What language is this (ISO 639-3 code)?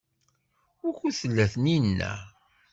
kab